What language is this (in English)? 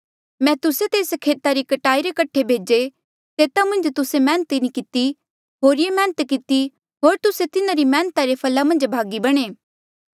Mandeali